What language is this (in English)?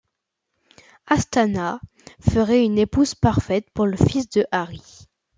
French